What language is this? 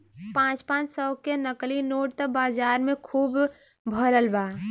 Bhojpuri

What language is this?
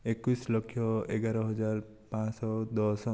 Odia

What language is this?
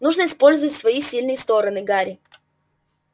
Russian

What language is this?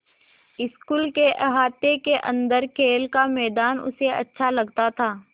Hindi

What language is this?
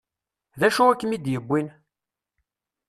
Kabyle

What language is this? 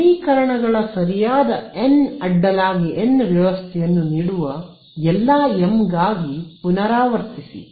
Kannada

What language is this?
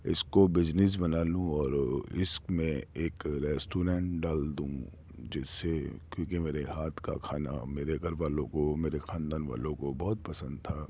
Urdu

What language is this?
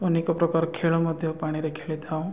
Odia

